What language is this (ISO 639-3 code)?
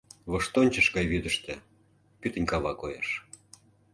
chm